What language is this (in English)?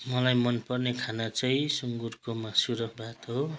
Nepali